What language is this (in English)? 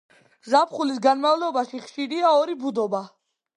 Georgian